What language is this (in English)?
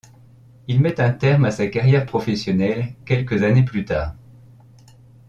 French